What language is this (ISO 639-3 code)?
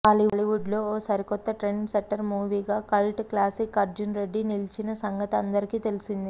tel